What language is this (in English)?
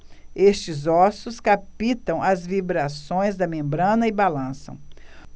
Portuguese